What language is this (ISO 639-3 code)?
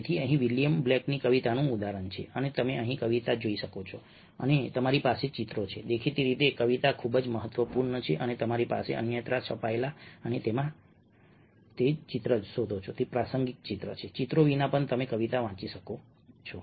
guj